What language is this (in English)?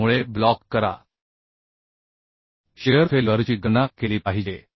Marathi